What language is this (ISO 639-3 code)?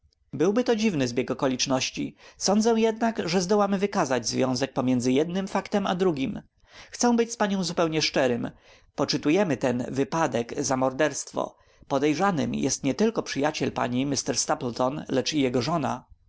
pol